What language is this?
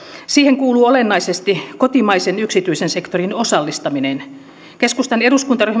Finnish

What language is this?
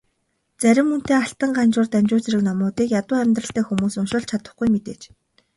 Mongolian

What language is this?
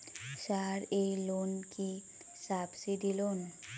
Bangla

